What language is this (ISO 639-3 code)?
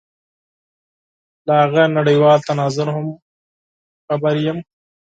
pus